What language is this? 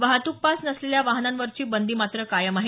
Marathi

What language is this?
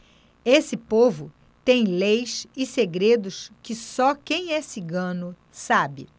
Portuguese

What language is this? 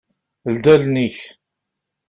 Kabyle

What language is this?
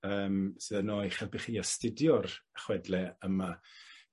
Welsh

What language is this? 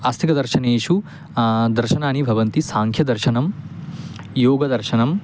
Sanskrit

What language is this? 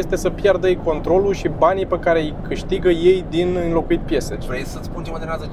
Romanian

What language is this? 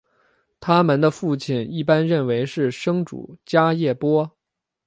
Chinese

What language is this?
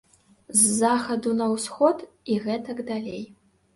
Belarusian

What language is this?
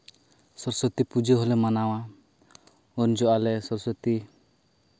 Santali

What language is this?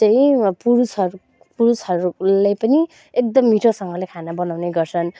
Nepali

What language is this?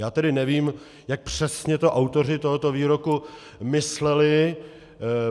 Czech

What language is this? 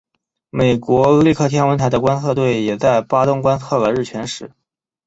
Chinese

